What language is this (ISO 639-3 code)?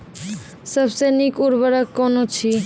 mai